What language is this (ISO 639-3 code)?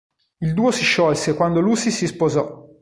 ita